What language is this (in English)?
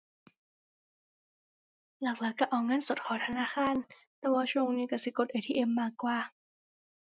Thai